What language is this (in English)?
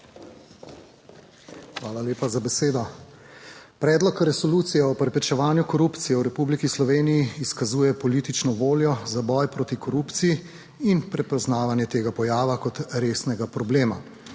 Slovenian